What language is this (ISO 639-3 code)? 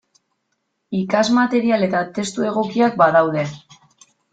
eus